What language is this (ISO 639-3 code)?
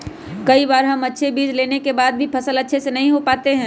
mag